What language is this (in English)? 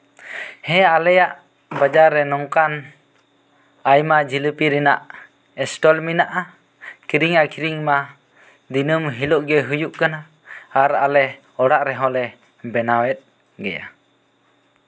Santali